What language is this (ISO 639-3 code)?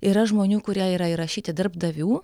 lit